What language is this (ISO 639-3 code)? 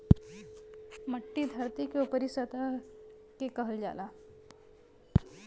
bho